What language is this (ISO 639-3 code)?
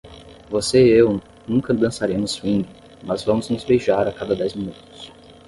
por